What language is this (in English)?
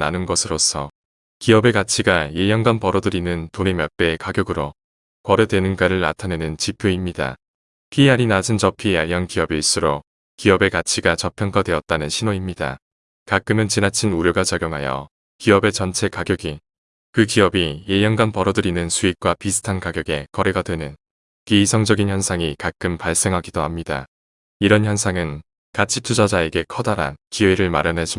Korean